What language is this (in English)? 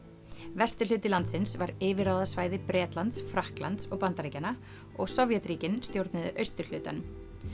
Icelandic